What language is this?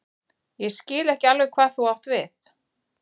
Icelandic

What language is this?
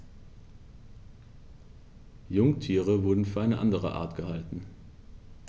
German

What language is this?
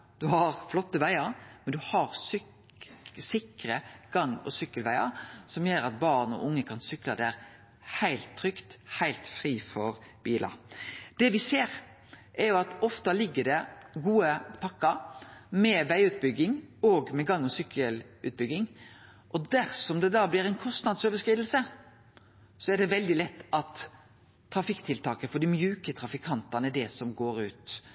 Norwegian Nynorsk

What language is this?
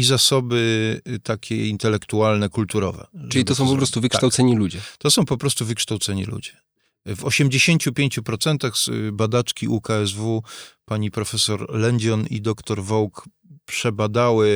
Polish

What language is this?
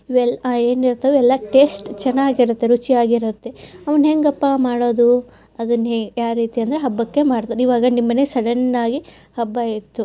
Kannada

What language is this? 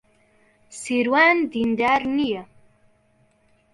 Central Kurdish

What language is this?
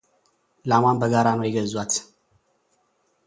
Amharic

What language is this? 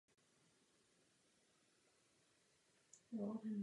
Czech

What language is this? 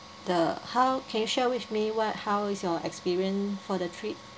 English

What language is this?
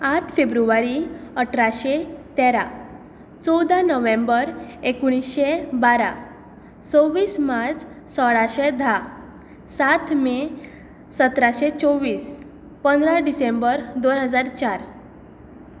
Konkani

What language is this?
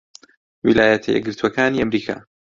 Central Kurdish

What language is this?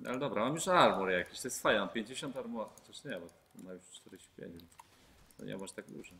Polish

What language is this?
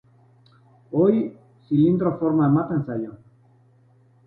Basque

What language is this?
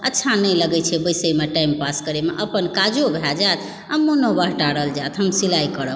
Maithili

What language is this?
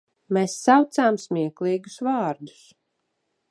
Latvian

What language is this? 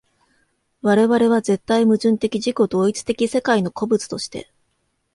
Japanese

